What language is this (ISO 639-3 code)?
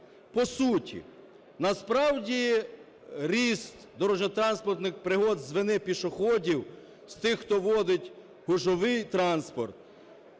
ukr